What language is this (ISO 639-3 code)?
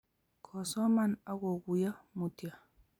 kln